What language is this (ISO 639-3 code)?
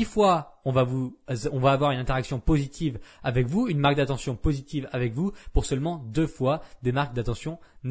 fra